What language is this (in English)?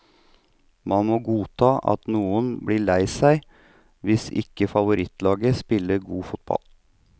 Norwegian